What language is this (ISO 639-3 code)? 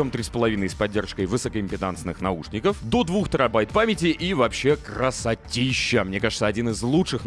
rus